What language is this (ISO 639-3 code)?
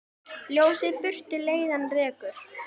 isl